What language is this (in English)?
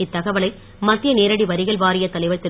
Tamil